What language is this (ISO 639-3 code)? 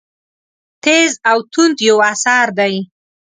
pus